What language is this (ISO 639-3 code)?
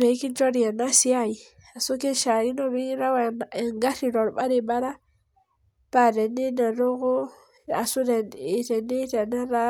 mas